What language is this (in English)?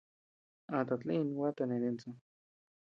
Tepeuxila Cuicatec